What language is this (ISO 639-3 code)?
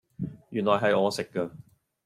yue